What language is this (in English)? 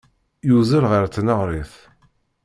Kabyle